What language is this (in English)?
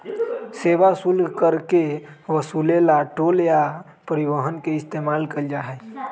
Magahi